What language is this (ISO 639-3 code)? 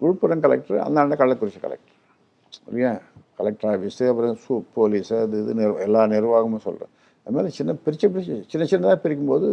tam